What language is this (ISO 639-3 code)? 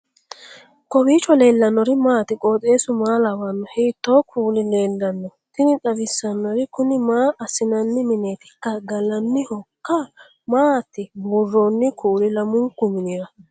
sid